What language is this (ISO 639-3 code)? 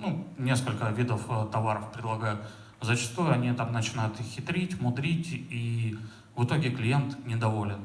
rus